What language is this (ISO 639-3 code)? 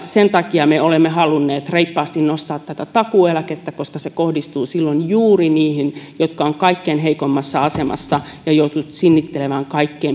fin